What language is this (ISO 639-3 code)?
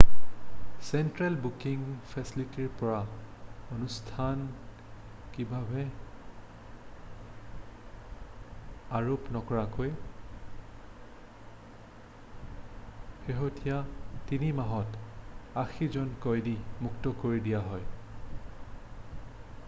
asm